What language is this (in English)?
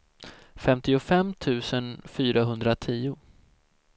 Swedish